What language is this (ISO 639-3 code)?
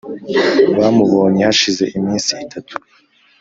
kin